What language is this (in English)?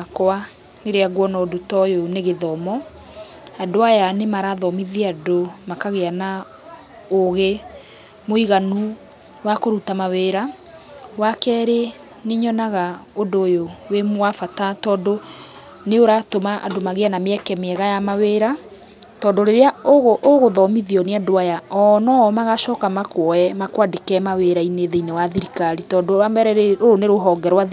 Kikuyu